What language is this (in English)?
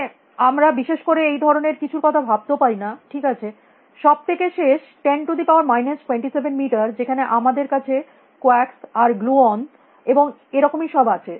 Bangla